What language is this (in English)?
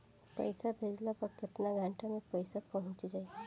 Bhojpuri